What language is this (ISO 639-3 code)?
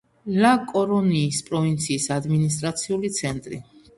kat